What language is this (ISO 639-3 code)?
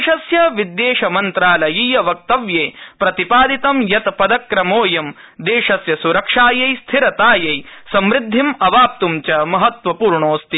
san